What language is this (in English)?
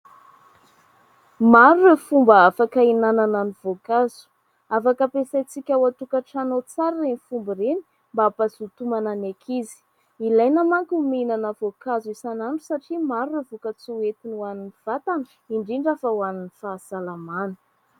Malagasy